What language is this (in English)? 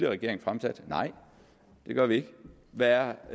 Danish